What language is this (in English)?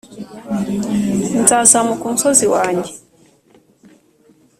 Kinyarwanda